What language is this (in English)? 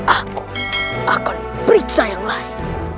Indonesian